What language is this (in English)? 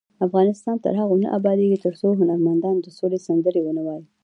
Pashto